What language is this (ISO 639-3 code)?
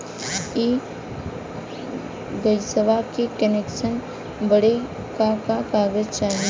bho